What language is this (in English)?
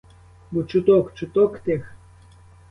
Ukrainian